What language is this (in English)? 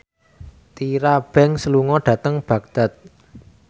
Javanese